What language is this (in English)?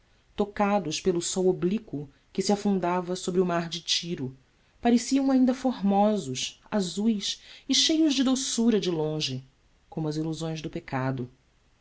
Portuguese